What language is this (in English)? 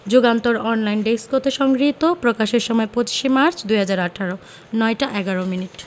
Bangla